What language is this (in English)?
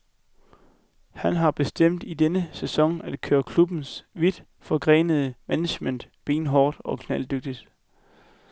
Danish